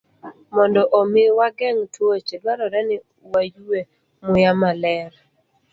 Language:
Luo (Kenya and Tanzania)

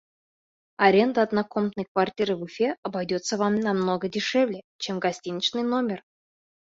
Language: Bashkir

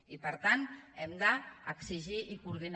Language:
Catalan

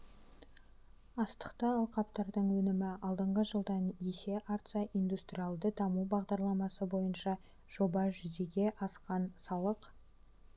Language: Kazakh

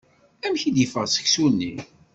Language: Kabyle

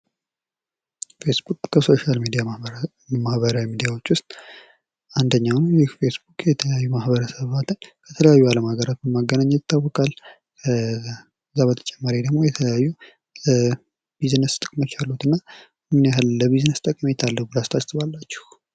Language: Amharic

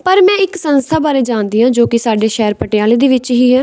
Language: Punjabi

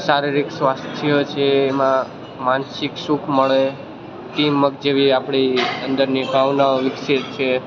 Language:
Gujarati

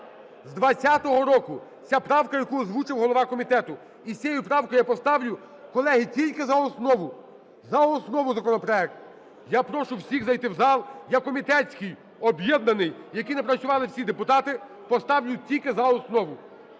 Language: Ukrainian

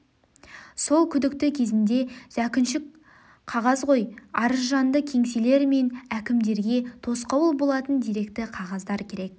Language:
Kazakh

